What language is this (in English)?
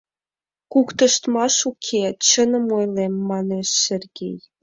Mari